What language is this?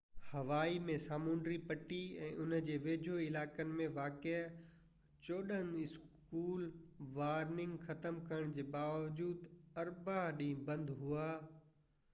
Sindhi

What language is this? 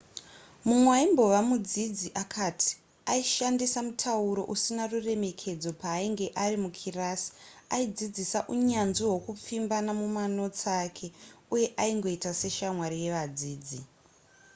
Shona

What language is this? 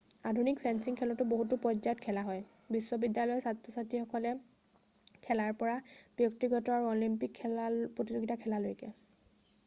Assamese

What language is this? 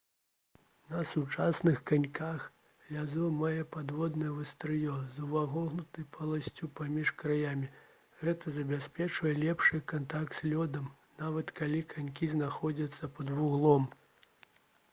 Belarusian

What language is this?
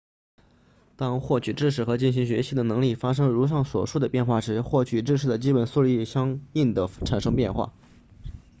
Chinese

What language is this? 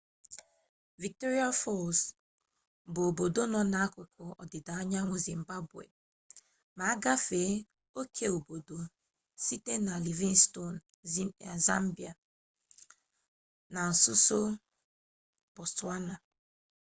Igbo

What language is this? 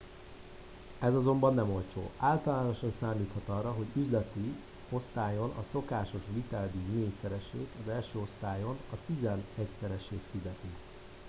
Hungarian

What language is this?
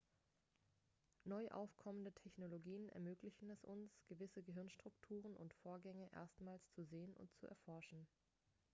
German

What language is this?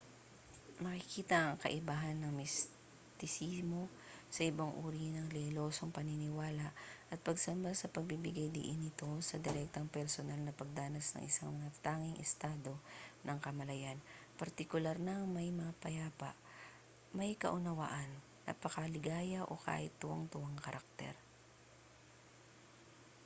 Filipino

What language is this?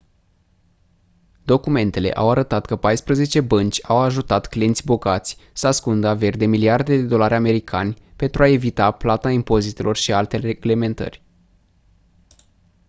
Romanian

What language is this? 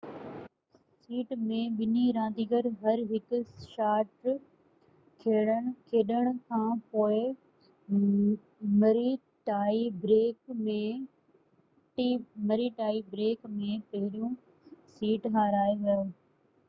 Sindhi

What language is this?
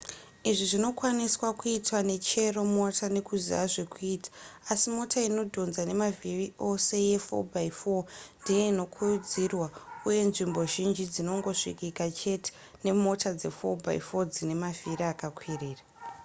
Shona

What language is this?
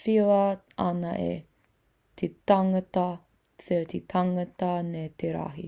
Māori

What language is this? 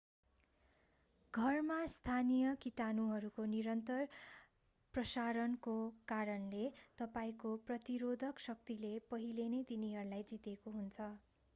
Nepali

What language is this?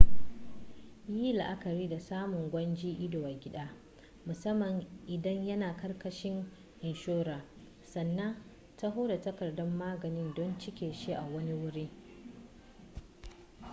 Hausa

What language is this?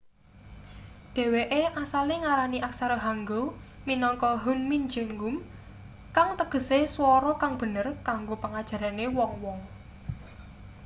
Javanese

